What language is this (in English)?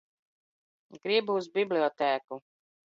Latvian